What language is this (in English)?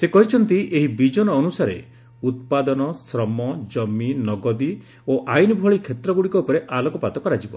Odia